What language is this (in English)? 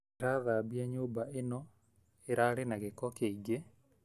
Kikuyu